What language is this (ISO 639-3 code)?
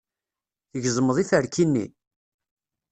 kab